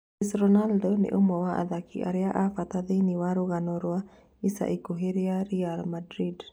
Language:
Kikuyu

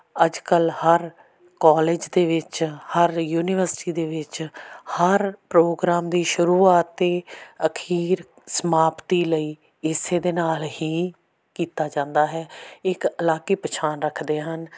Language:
Punjabi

